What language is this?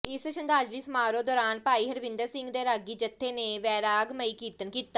Punjabi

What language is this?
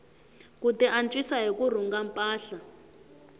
Tsonga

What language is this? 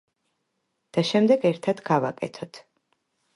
Georgian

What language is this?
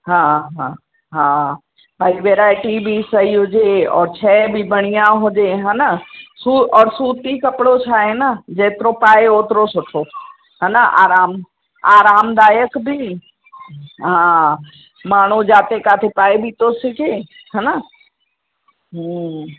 Sindhi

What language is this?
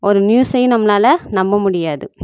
Tamil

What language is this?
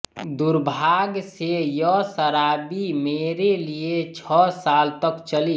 Hindi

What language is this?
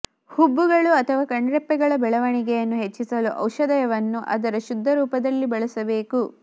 Kannada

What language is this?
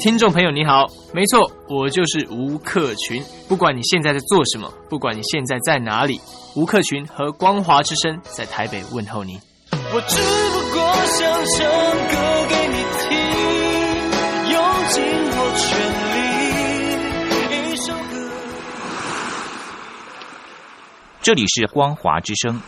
Chinese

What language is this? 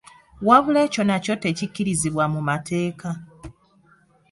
Ganda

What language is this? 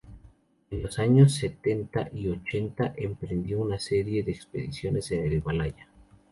Spanish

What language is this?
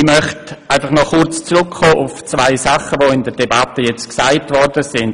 Swiss German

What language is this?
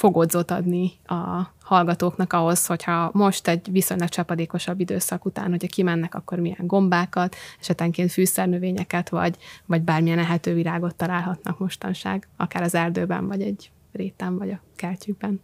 Hungarian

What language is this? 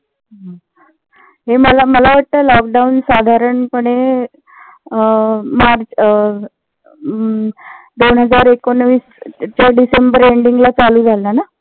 Marathi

